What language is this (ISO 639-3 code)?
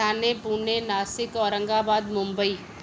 snd